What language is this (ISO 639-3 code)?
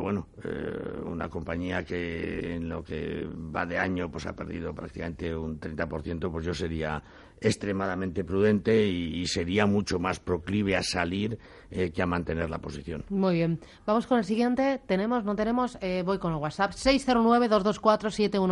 spa